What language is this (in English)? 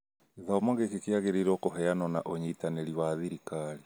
Kikuyu